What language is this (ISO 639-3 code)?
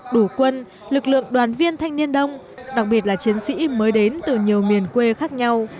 vie